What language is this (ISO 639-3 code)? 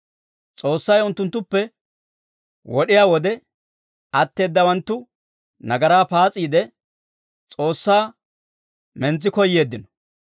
dwr